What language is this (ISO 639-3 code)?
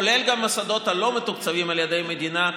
heb